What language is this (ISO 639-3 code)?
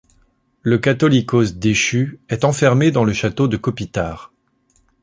fra